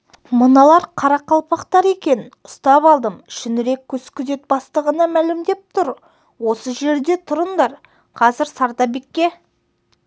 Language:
Kazakh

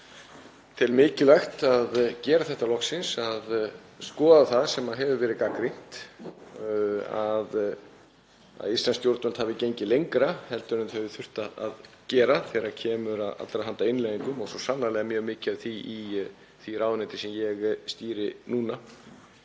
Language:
Icelandic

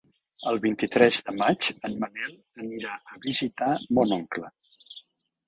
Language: Catalan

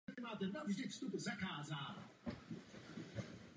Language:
Czech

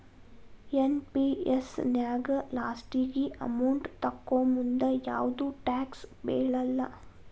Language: Kannada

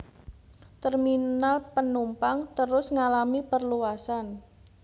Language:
Javanese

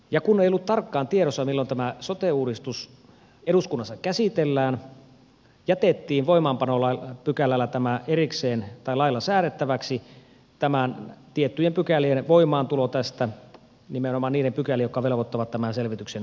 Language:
Finnish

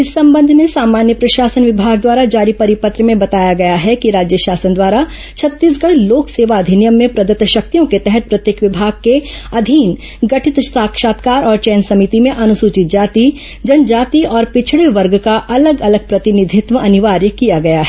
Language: Hindi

